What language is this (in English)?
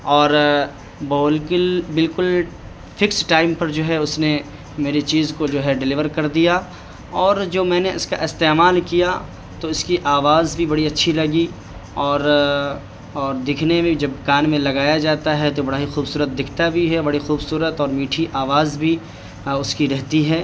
Urdu